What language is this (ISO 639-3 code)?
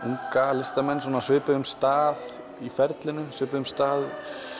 isl